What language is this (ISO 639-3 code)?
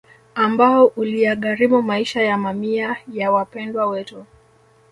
swa